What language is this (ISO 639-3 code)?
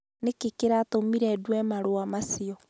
kik